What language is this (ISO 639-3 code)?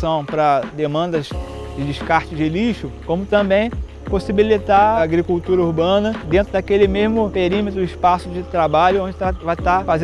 por